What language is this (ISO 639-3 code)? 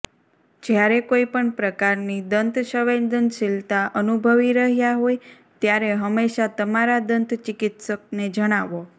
guj